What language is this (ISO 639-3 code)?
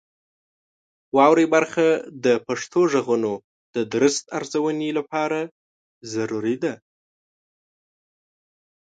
pus